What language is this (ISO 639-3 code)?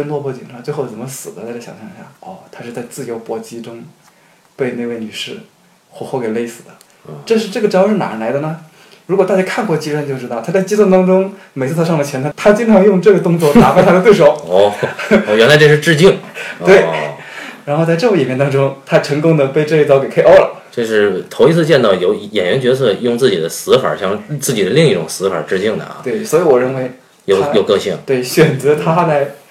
zho